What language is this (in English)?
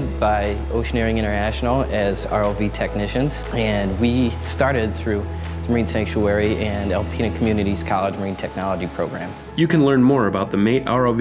English